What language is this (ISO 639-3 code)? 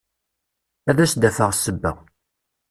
kab